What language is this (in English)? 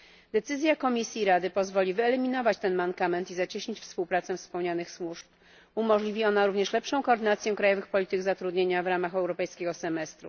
Polish